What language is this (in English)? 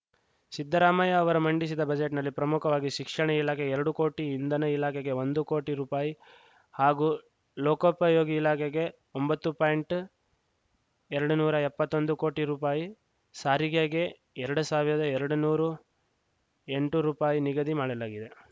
Kannada